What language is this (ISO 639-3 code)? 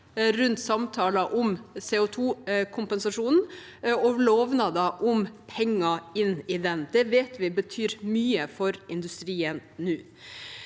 nor